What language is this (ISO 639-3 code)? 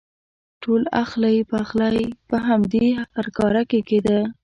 pus